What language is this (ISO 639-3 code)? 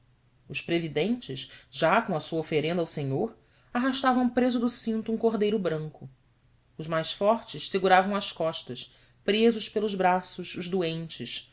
por